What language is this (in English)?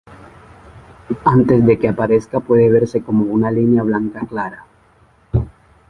Spanish